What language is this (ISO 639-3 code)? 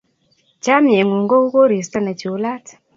kln